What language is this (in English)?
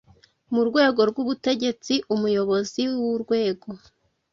Kinyarwanda